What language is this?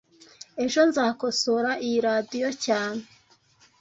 Kinyarwanda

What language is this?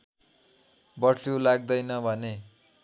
Nepali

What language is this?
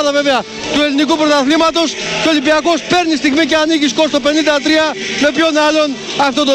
Greek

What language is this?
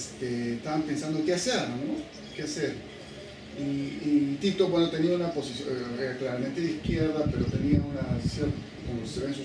Spanish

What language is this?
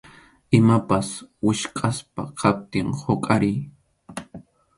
Arequipa-La Unión Quechua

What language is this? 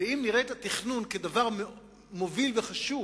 Hebrew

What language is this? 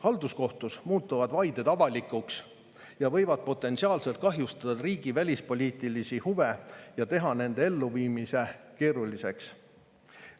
Estonian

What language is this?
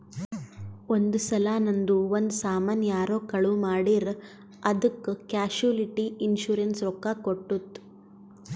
Kannada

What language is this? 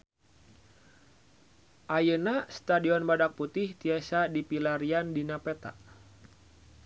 Sundanese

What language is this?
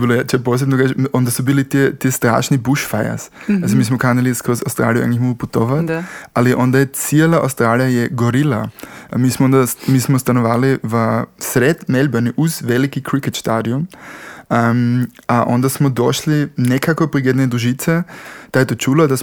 Croatian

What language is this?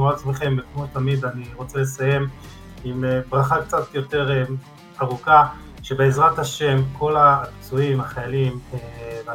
Hebrew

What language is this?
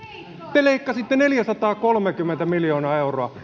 Finnish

